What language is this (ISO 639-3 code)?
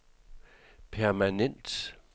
dan